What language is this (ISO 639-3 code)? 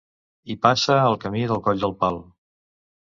cat